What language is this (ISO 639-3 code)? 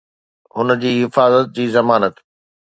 snd